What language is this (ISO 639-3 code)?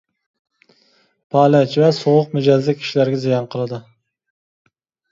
uig